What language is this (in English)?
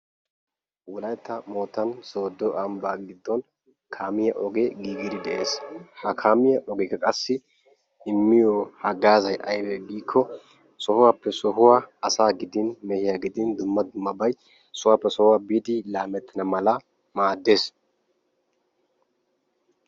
Wolaytta